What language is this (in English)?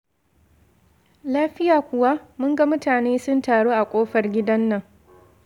Hausa